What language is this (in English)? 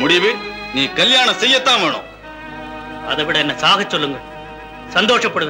Tamil